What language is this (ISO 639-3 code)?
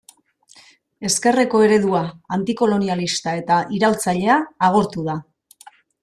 eus